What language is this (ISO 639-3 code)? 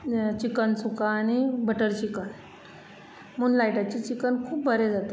kok